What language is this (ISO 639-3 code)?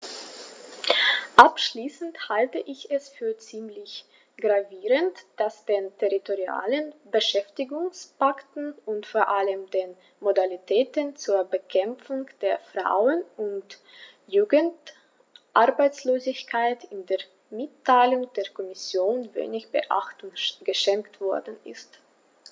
deu